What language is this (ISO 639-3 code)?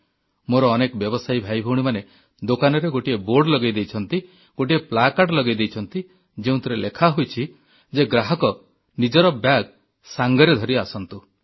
ori